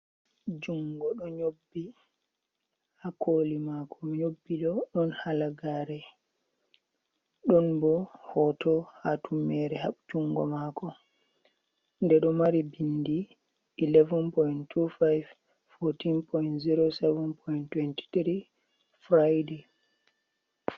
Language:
Fula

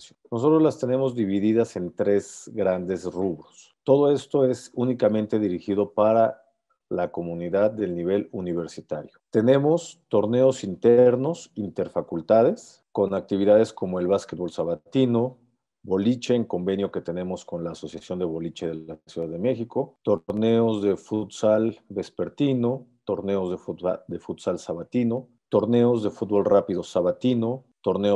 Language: Spanish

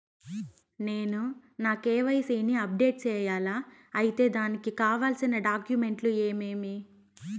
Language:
Telugu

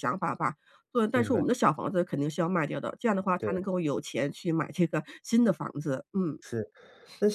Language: Chinese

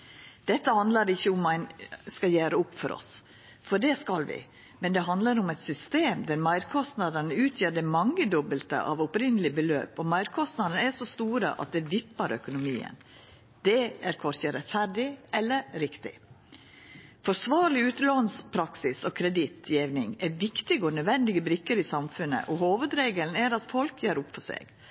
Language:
Norwegian Nynorsk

